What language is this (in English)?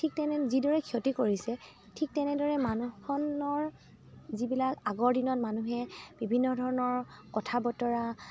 Assamese